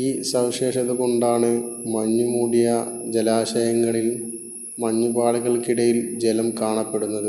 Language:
Malayalam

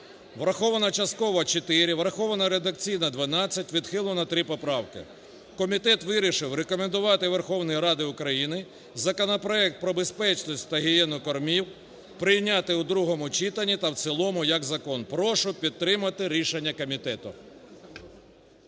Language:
Ukrainian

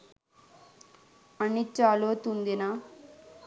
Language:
Sinhala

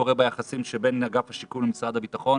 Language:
Hebrew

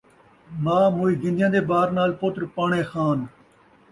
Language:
Saraiki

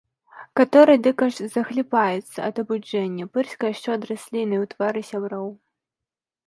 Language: Belarusian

